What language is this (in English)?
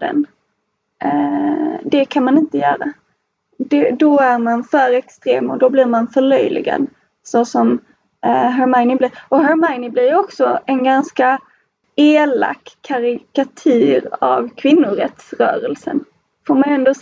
Swedish